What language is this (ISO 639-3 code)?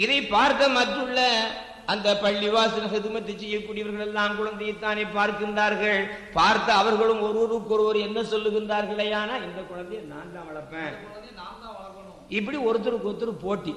tam